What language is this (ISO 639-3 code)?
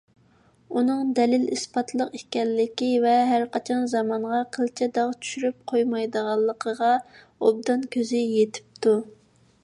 uig